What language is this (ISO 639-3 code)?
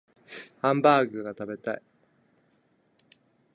jpn